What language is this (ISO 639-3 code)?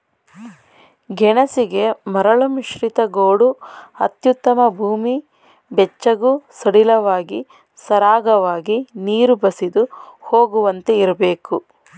kan